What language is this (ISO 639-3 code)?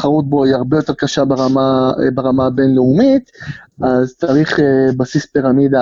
heb